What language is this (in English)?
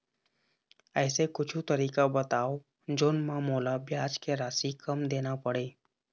Chhattisgarhi